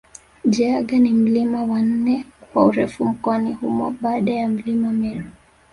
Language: Swahili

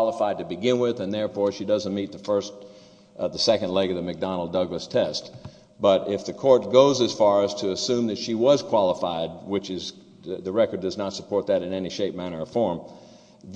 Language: English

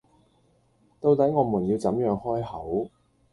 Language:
Cantonese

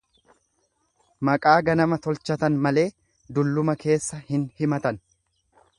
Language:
Oromo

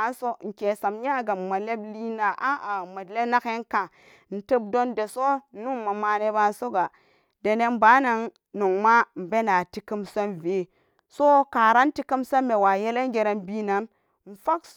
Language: Samba Daka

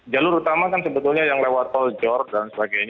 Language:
Indonesian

